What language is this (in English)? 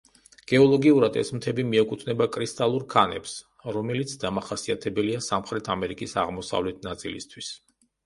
Georgian